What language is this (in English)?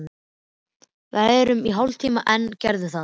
Icelandic